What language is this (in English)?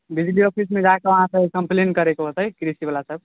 Maithili